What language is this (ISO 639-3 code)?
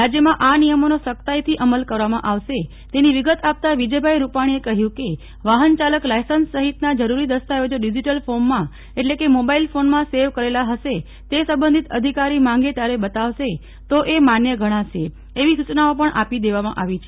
guj